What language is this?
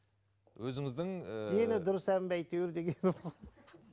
Kazakh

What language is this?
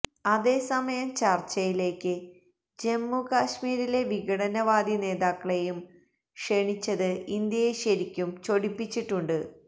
Malayalam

